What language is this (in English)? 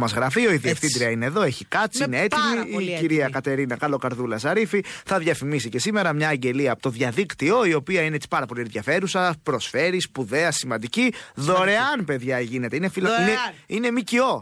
Greek